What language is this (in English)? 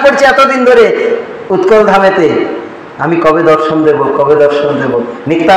Hindi